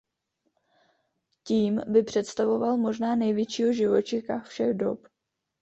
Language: Czech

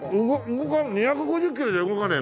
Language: Japanese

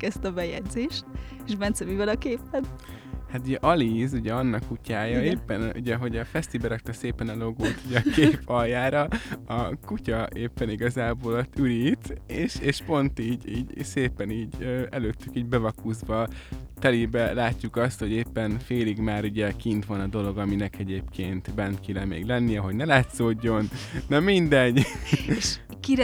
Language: Hungarian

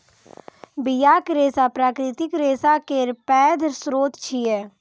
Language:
Maithili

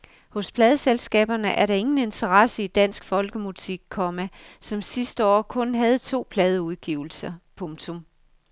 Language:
Danish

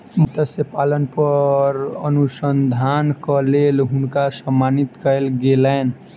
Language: Maithili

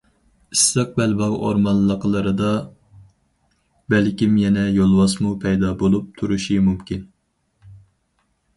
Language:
Uyghur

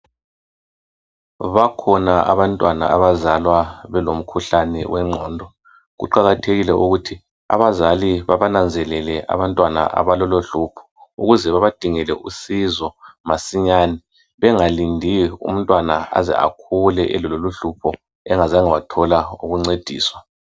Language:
North Ndebele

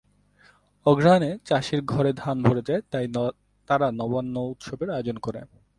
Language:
Bangla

